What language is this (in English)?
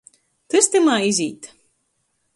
Latgalian